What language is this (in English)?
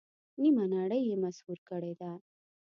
Pashto